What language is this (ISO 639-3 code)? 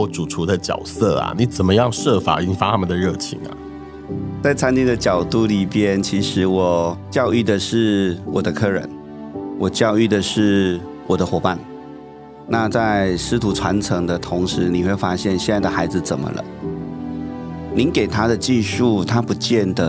zho